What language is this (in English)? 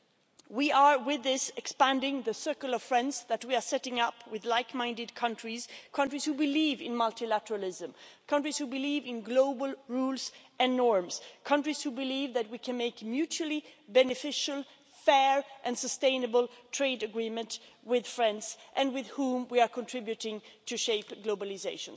English